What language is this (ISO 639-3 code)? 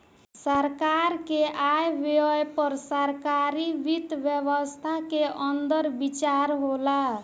bho